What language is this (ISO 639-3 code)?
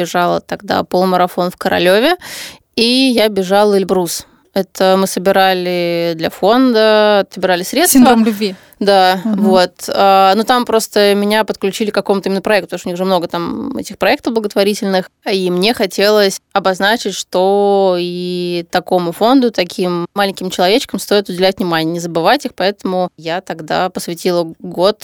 rus